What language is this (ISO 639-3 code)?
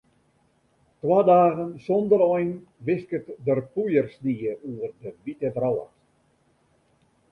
fry